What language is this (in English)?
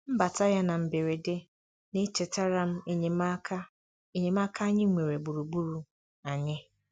Igbo